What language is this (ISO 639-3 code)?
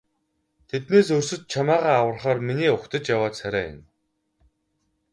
mon